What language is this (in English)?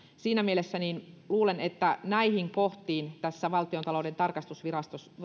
Finnish